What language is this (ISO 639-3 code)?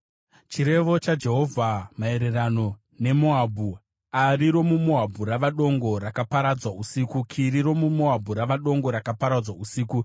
sna